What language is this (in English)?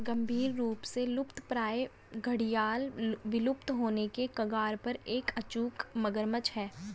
Hindi